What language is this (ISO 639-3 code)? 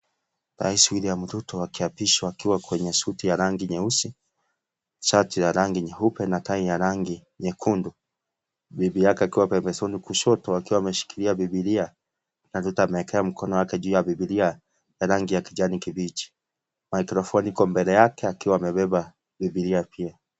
swa